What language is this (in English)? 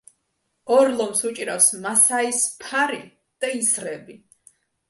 Georgian